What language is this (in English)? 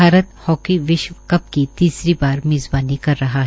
Hindi